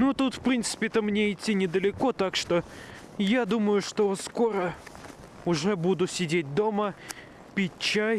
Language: Russian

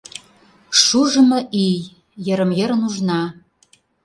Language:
Mari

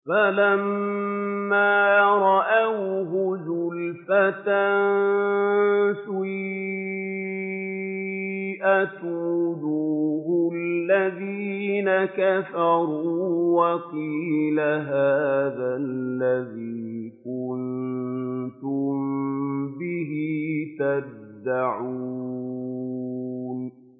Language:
Arabic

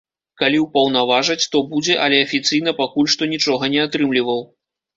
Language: Belarusian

